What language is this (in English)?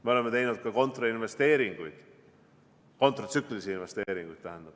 Estonian